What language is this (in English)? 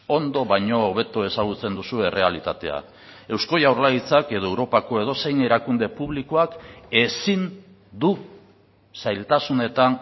Basque